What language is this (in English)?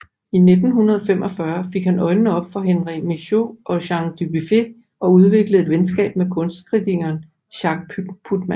Danish